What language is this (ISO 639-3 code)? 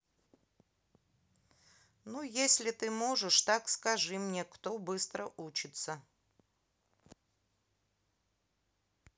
rus